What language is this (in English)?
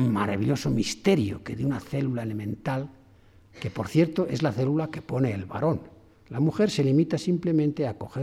Spanish